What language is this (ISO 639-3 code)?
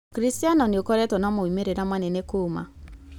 kik